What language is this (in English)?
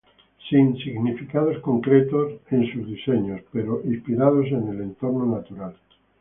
Spanish